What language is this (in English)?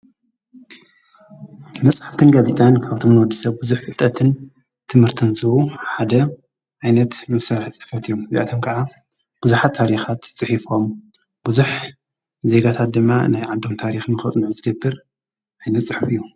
Tigrinya